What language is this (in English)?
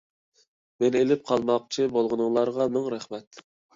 Uyghur